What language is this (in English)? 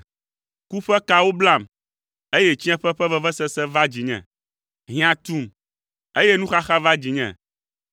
Ewe